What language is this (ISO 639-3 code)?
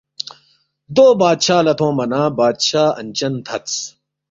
bft